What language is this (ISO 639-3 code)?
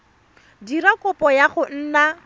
tsn